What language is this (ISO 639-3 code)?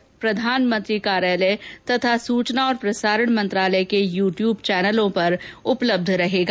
hin